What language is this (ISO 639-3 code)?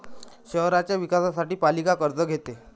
mar